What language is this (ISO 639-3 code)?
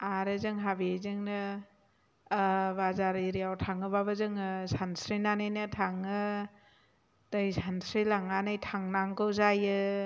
brx